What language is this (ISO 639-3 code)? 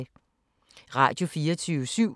dan